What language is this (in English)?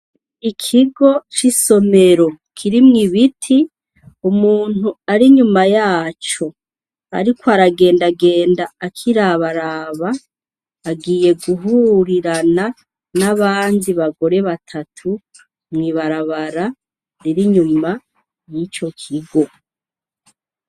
Rundi